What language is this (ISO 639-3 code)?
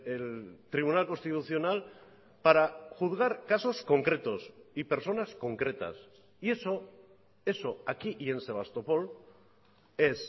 spa